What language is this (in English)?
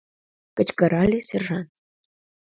Mari